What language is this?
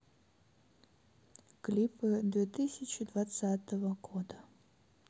Russian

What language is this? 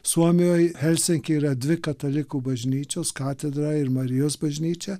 Lithuanian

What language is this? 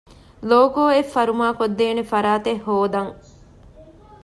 Divehi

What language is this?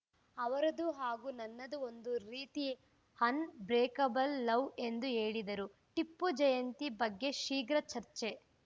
Kannada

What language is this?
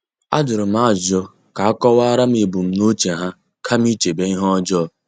Igbo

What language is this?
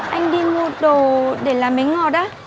Vietnamese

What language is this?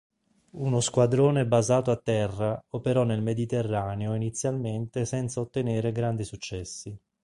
Italian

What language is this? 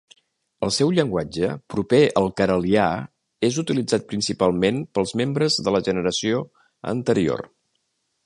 Catalan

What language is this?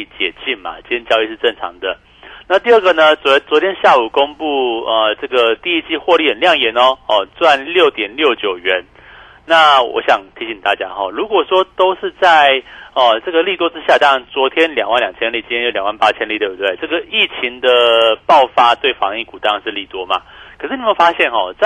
Chinese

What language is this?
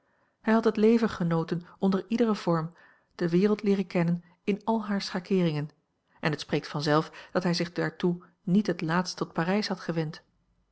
Dutch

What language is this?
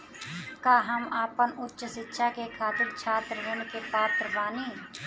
Bhojpuri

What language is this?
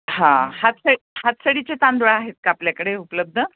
Marathi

